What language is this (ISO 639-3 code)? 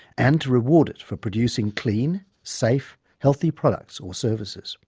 eng